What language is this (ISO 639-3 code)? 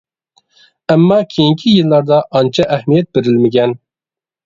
uig